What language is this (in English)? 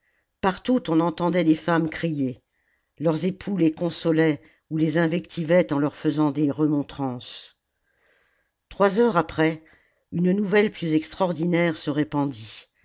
French